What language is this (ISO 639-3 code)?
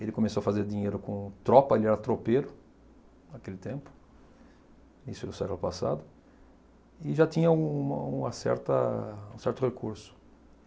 por